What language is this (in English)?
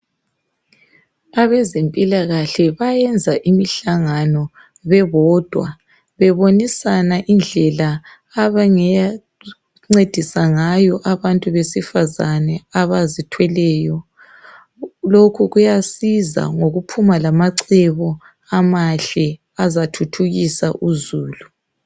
North Ndebele